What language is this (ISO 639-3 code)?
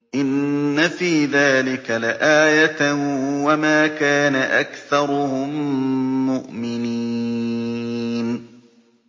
ara